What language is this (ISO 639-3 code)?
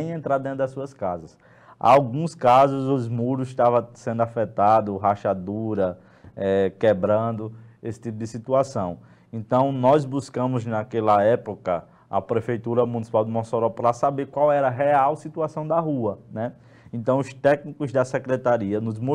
por